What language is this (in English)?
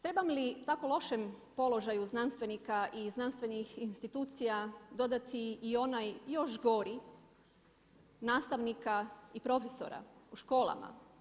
Croatian